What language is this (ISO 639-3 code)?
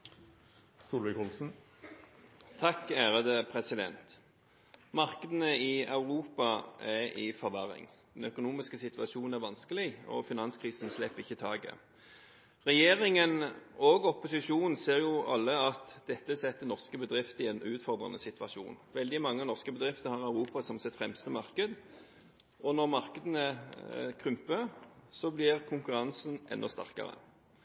nob